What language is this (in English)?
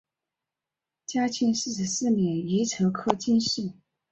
Chinese